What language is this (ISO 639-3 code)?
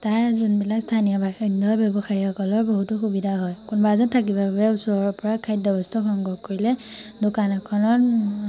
asm